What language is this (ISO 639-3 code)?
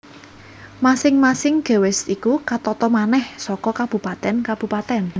jav